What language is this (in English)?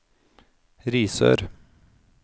Norwegian